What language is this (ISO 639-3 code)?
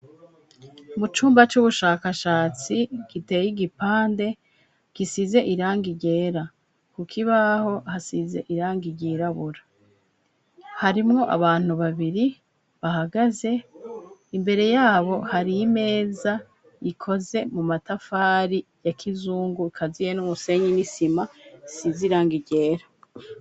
run